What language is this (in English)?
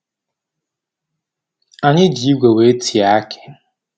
Igbo